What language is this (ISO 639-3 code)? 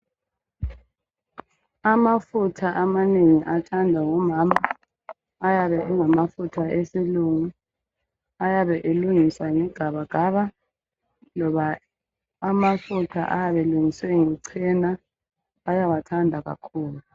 nde